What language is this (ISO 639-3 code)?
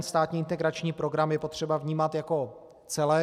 ces